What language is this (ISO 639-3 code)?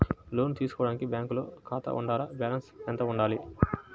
tel